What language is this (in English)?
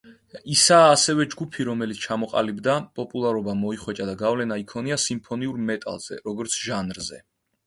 Georgian